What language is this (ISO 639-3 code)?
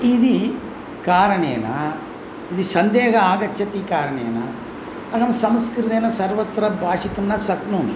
san